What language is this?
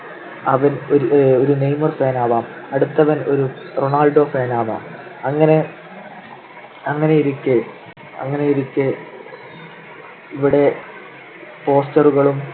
Malayalam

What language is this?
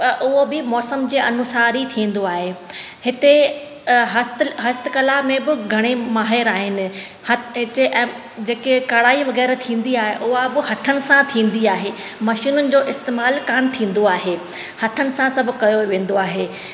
Sindhi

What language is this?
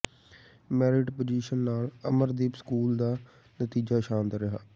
Punjabi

